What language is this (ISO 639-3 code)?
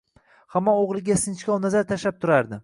uzb